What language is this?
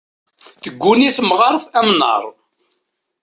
Kabyle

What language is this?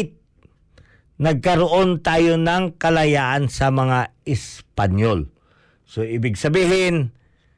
Filipino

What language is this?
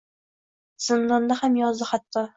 Uzbek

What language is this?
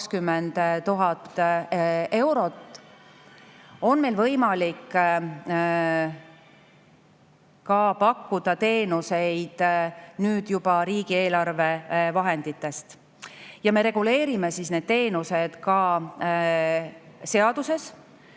Estonian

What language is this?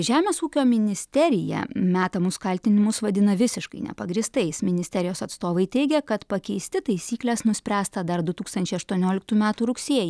Lithuanian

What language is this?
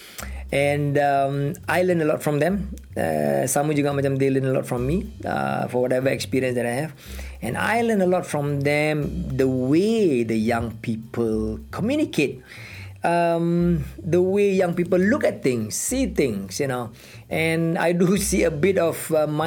Malay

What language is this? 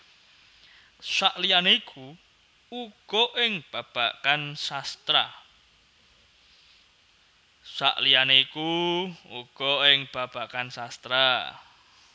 Javanese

